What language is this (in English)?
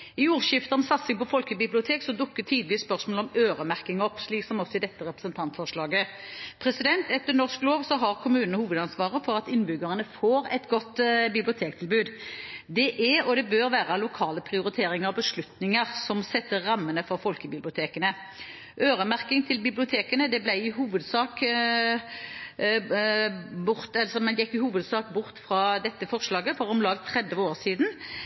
Norwegian Bokmål